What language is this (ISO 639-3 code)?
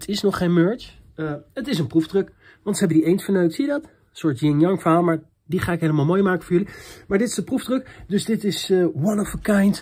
nld